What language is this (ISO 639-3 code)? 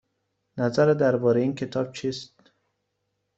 fas